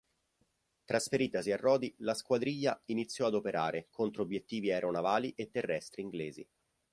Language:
Italian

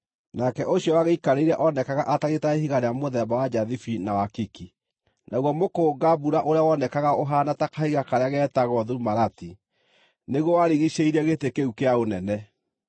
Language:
Kikuyu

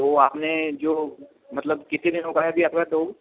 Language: Hindi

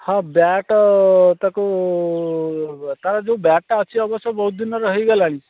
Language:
Odia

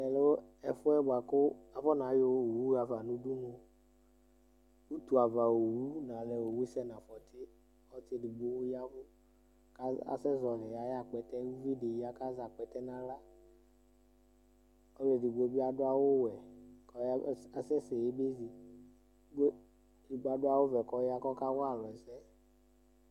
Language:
Ikposo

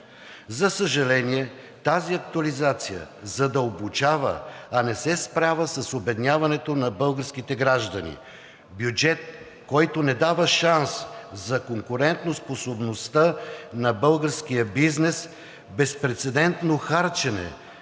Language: Bulgarian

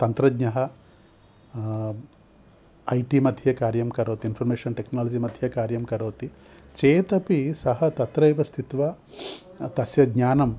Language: Sanskrit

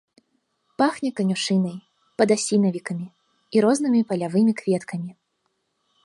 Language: Belarusian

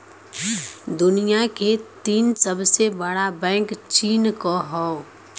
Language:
Bhojpuri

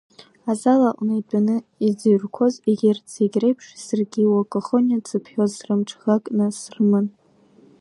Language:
Abkhazian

